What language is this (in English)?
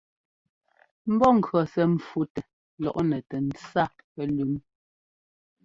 Ngomba